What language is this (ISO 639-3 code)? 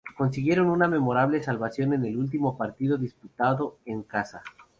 spa